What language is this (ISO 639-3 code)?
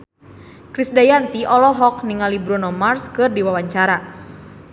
sun